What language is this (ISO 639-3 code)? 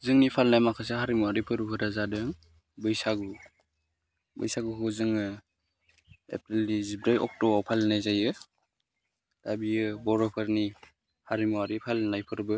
brx